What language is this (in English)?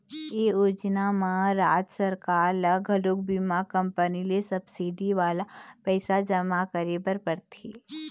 Chhattisgarhi